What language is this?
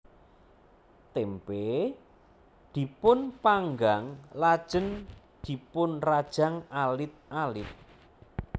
Javanese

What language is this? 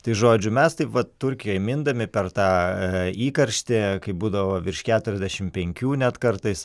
Lithuanian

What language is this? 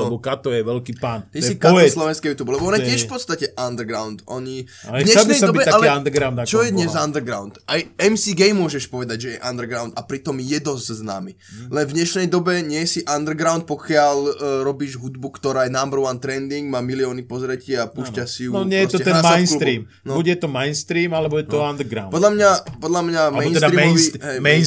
Slovak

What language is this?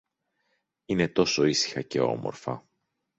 Greek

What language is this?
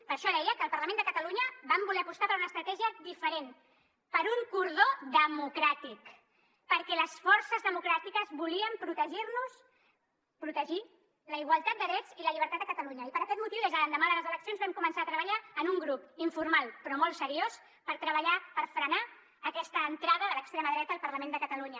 Catalan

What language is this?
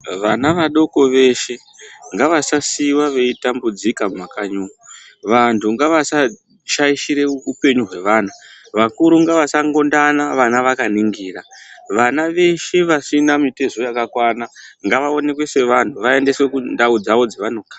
Ndau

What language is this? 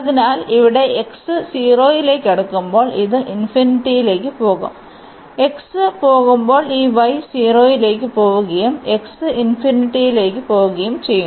Malayalam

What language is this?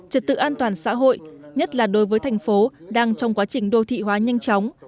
Vietnamese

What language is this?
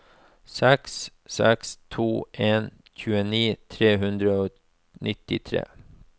Norwegian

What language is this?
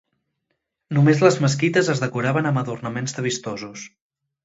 Catalan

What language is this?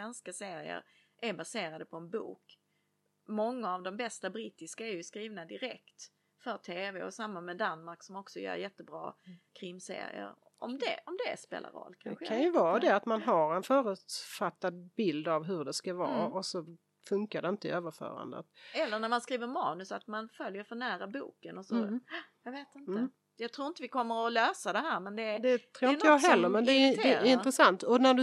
Swedish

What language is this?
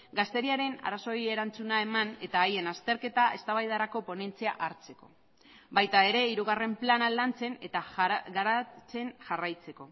Basque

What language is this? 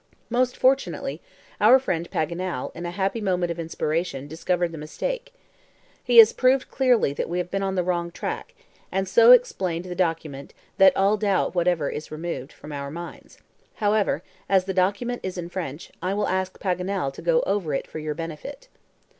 English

